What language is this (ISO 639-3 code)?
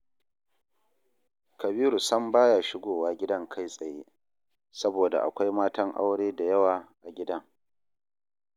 hau